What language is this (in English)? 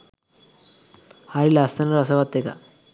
Sinhala